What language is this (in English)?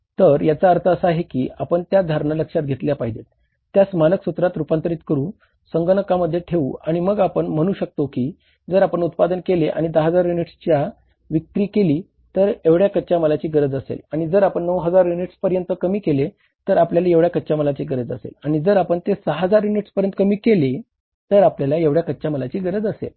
Marathi